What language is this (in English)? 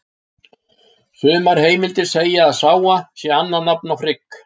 Icelandic